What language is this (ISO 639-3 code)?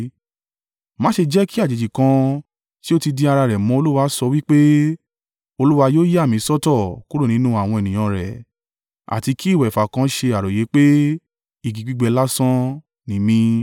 yor